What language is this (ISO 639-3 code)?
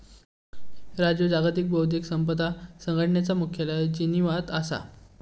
mar